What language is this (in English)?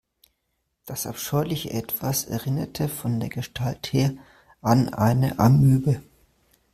German